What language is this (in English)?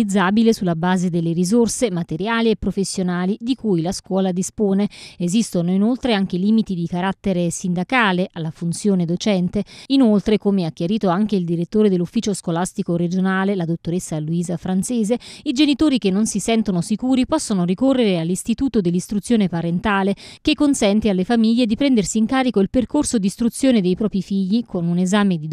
Italian